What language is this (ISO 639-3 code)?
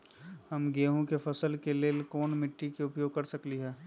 mag